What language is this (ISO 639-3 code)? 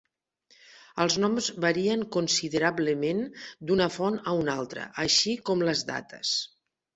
cat